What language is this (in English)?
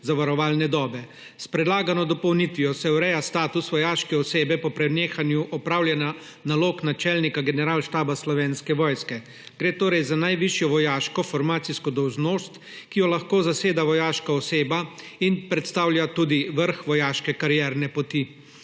Slovenian